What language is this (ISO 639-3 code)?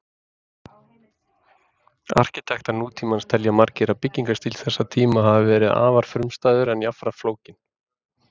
isl